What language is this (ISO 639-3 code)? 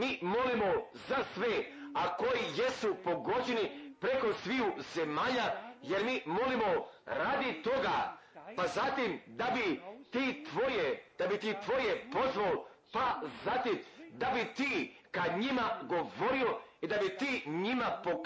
hrv